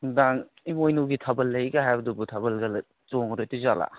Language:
Manipuri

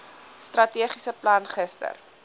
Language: Afrikaans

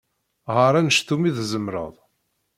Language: Kabyle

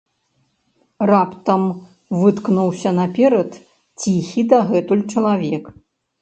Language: Belarusian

